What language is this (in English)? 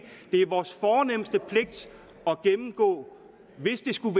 Danish